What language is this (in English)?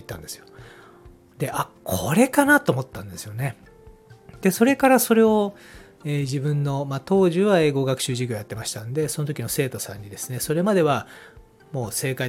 Japanese